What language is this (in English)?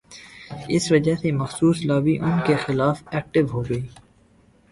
Urdu